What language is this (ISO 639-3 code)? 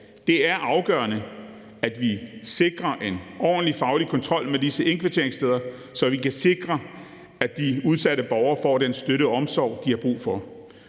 dan